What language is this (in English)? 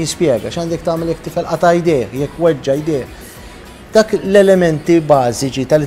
Arabic